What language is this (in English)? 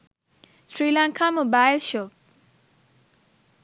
Sinhala